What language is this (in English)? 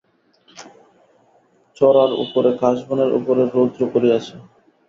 Bangla